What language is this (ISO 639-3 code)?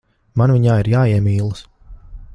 lav